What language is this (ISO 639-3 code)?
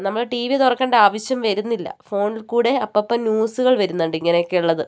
mal